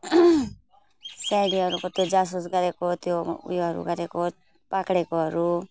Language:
Nepali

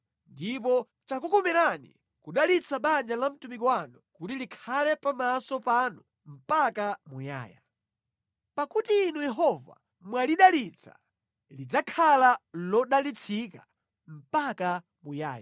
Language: Nyanja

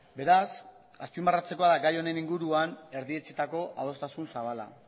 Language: Basque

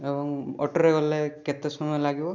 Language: Odia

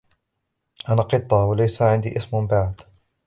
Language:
Arabic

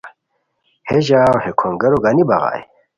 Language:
Khowar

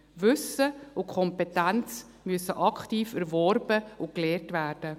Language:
Swiss German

